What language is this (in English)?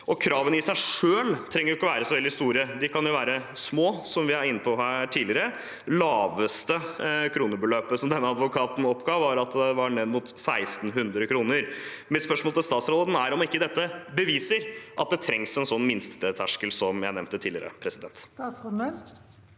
Norwegian